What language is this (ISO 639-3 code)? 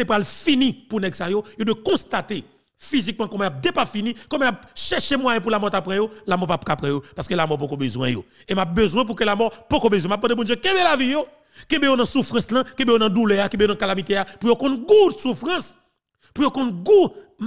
fra